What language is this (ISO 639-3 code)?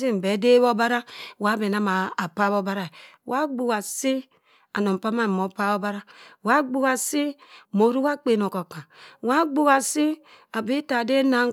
mfn